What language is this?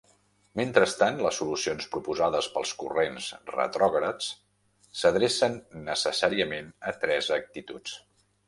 Catalan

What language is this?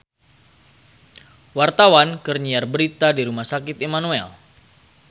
Sundanese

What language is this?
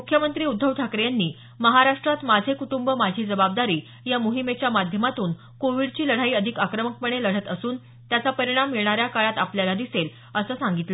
Marathi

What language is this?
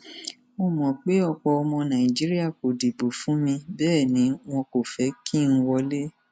Yoruba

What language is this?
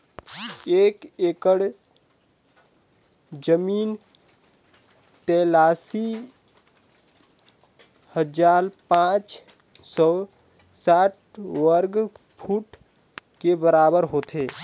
Chhattisgarhi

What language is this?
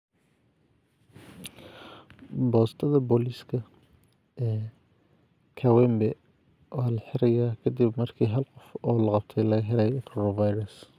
Somali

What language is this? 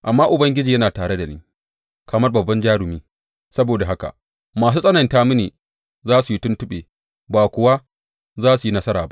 Hausa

